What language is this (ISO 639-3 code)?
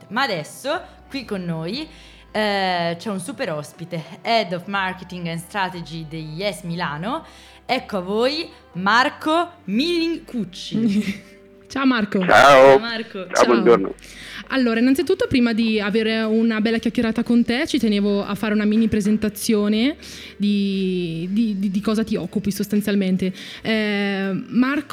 ita